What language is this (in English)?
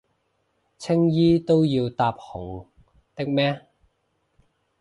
Cantonese